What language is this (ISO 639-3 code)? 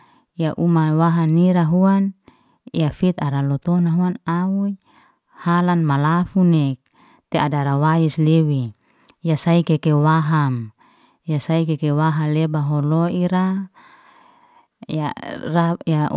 ste